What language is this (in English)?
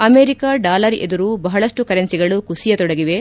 Kannada